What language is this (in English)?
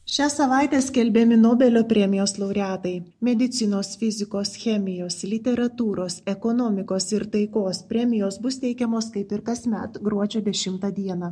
Lithuanian